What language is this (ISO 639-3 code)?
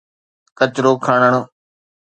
snd